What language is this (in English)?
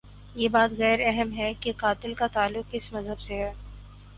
Urdu